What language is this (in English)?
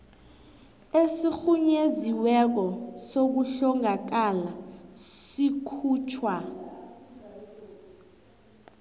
South Ndebele